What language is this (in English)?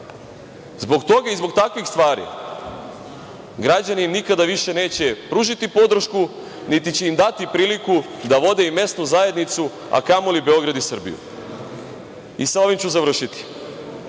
Serbian